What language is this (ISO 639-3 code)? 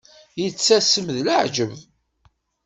kab